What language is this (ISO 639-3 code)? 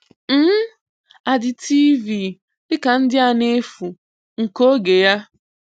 ibo